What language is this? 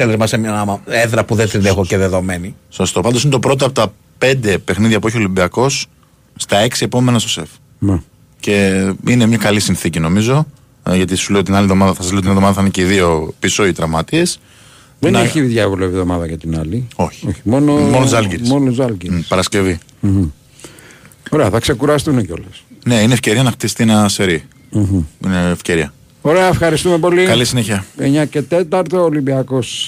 Greek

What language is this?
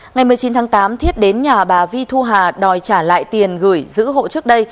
Vietnamese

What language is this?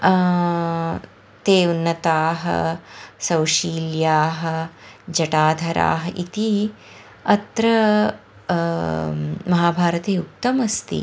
Sanskrit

